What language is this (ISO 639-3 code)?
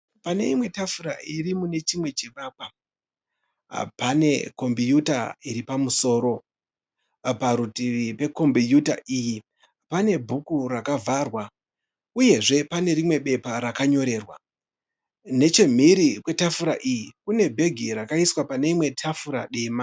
sna